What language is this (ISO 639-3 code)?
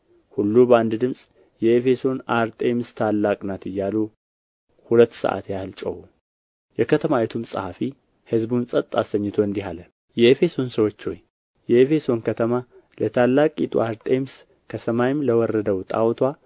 amh